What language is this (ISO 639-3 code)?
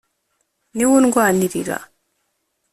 kin